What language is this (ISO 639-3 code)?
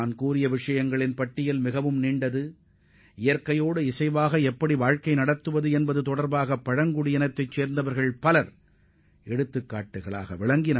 tam